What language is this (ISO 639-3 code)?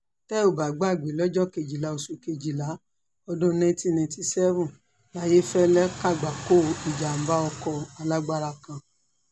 yor